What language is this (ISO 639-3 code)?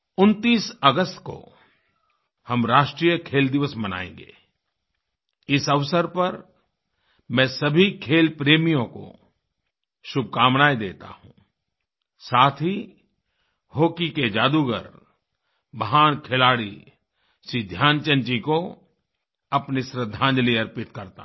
hin